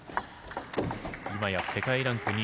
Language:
Japanese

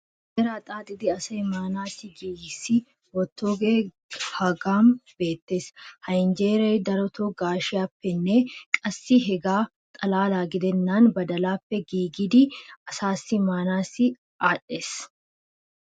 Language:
Wolaytta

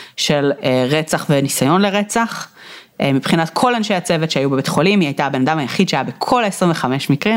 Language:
Hebrew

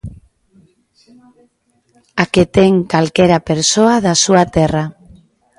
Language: Galician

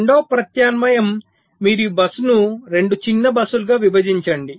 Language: Telugu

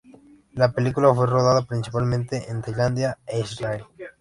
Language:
Spanish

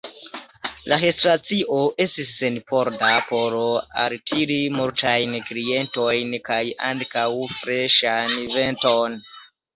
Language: Esperanto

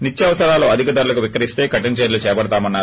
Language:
Telugu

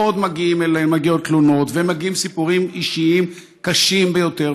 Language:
Hebrew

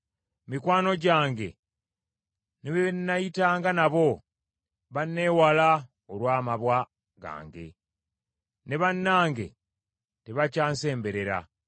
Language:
Ganda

